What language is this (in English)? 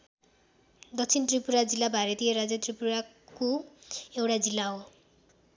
Nepali